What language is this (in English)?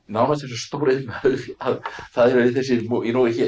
Icelandic